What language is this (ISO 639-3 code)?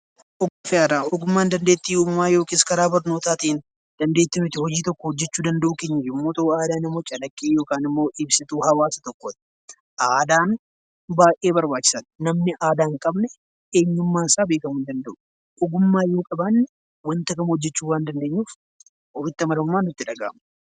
orm